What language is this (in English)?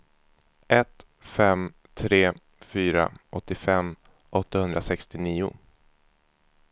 Swedish